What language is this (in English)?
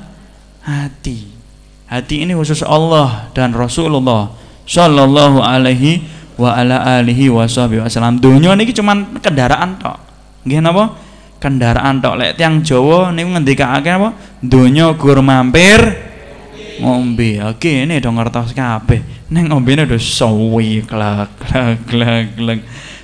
Indonesian